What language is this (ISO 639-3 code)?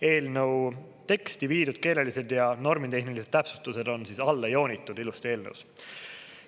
est